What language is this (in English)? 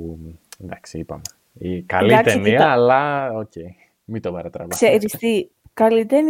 Greek